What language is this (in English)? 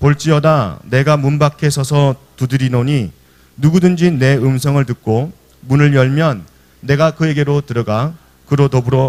Korean